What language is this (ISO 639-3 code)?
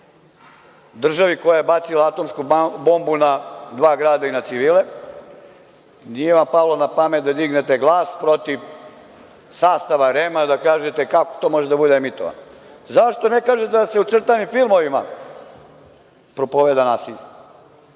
srp